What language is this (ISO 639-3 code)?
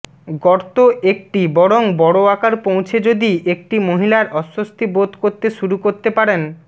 ben